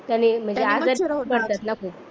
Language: Marathi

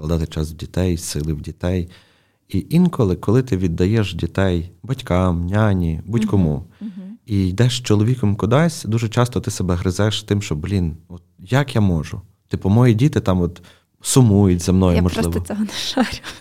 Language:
Ukrainian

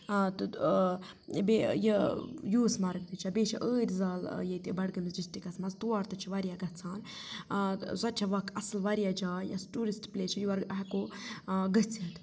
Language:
Kashmiri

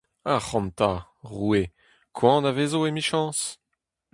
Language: Breton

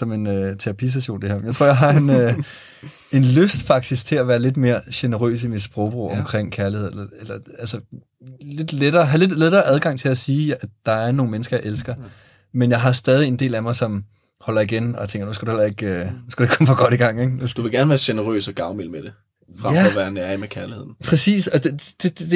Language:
Danish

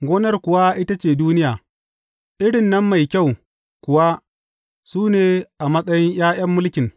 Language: Hausa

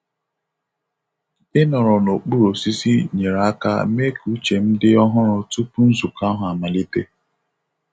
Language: Igbo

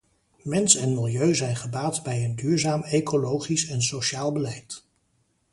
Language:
Dutch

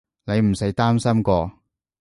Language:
Cantonese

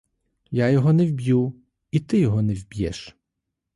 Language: Ukrainian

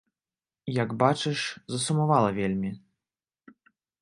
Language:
Belarusian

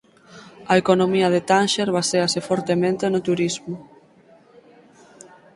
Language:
Galician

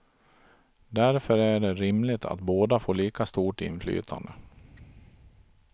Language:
Swedish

